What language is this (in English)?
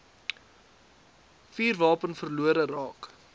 Afrikaans